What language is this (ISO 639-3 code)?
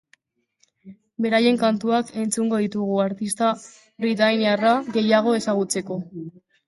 eus